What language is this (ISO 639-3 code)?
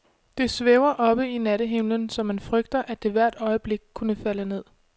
dan